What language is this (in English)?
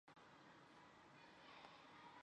Chinese